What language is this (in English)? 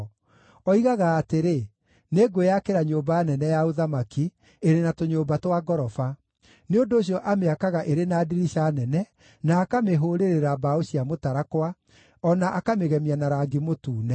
Kikuyu